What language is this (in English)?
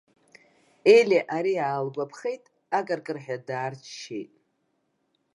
Abkhazian